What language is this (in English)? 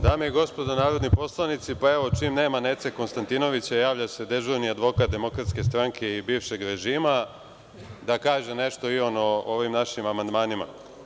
Serbian